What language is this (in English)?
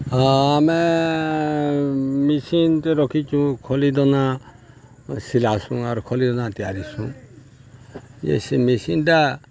Odia